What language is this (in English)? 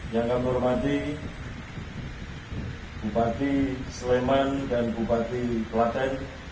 Indonesian